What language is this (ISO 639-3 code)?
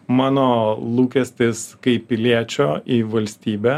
lit